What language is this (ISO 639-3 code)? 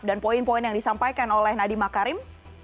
ind